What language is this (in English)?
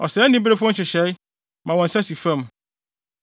Akan